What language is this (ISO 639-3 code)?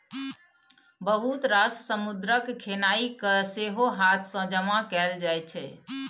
mai